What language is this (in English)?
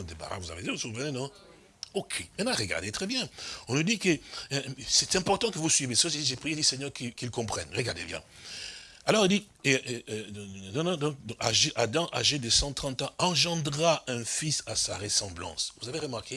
French